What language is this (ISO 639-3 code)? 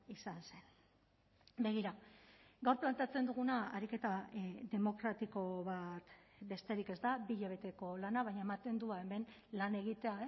eus